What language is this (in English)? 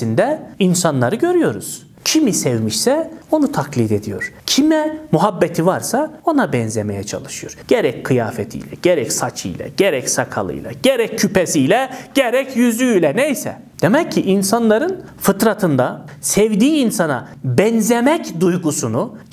Turkish